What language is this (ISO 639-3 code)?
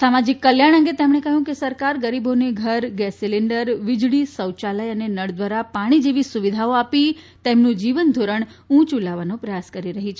guj